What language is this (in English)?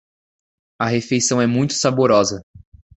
Portuguese